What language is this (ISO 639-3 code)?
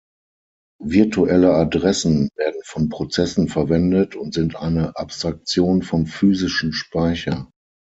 deu